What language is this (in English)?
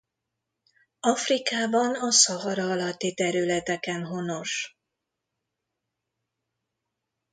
Hungarian